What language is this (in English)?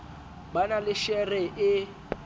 Southern Sotho